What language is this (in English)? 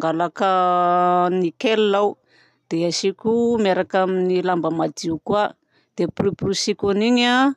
Southern Betsimisaraka Malagasy